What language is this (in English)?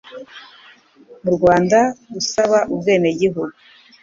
Kinyarwanda